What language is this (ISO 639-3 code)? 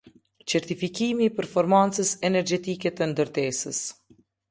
sqi